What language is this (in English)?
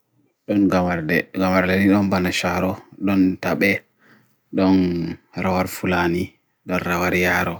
Bagirmi Fulfulde